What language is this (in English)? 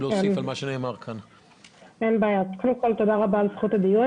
Hebrew